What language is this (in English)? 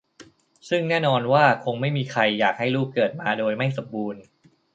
Thai